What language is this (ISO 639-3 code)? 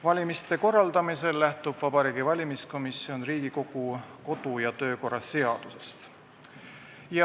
est